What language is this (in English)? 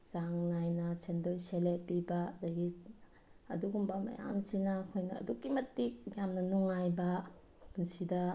Manipuri